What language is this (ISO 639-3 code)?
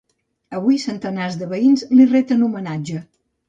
cat